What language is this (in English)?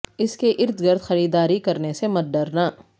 Urdu